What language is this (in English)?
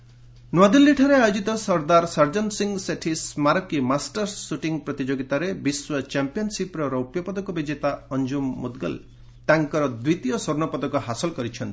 Odia